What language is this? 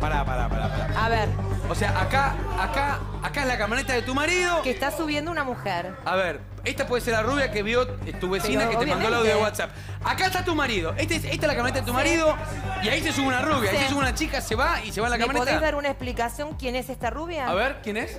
Spanish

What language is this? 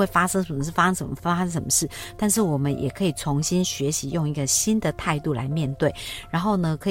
Chinese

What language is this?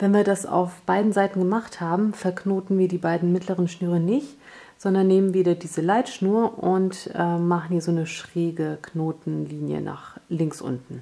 German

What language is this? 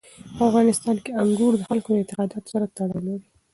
Pashto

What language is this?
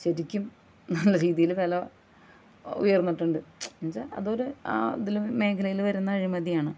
Malayalam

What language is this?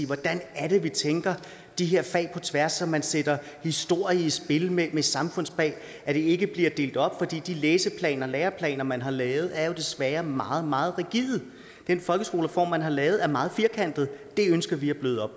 Danish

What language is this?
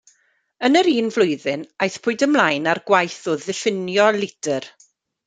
Welsh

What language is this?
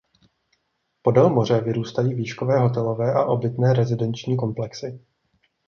Czech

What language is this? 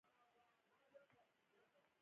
Pashto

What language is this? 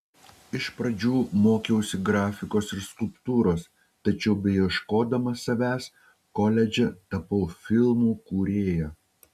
Lithuanian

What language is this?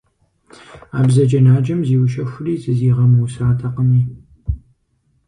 Kabardian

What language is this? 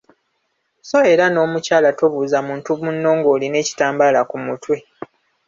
Ganda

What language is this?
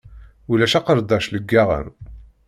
Kabyle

